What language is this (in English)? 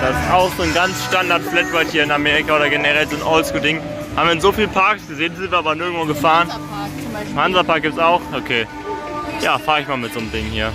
German